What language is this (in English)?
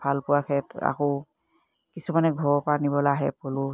Assamese